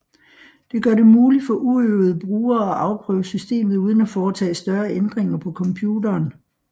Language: Danish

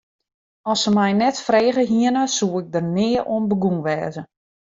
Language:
Western Frisian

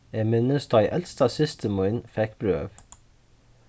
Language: Faroese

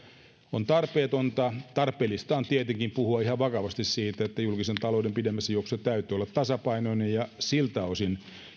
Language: Finnish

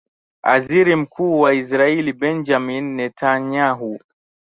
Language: Swahili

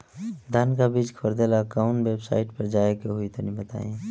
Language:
Bhojpuri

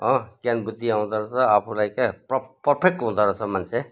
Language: Nepali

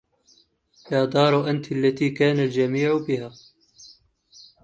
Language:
Arabic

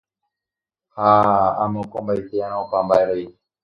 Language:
Guarani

